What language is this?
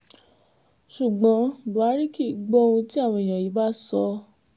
Yoruba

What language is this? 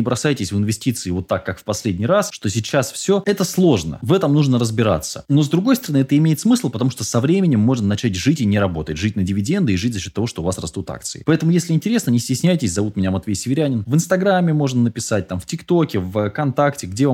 Russian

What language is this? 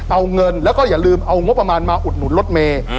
Thai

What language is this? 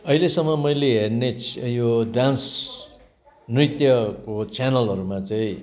Nepali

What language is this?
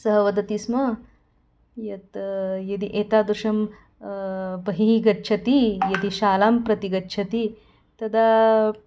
Sanskrit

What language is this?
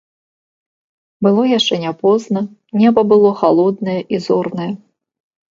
Belarusian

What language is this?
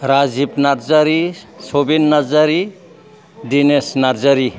Bodo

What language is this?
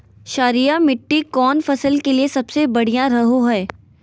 Magahi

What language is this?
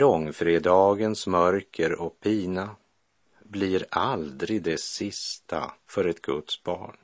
Swedish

